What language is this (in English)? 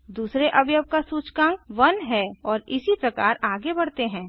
Hindi